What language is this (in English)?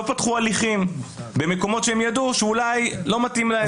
Hebrew